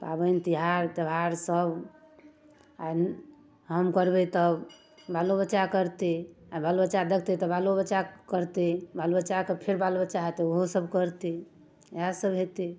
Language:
Maithili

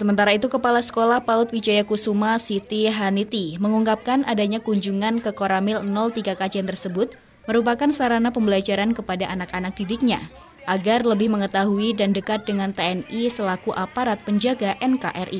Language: Indonesian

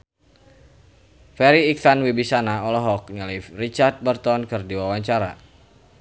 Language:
Sundanese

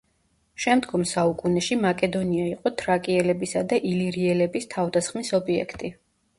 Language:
Georgian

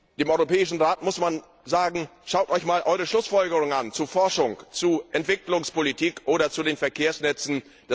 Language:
German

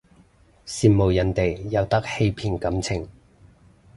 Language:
Cantonese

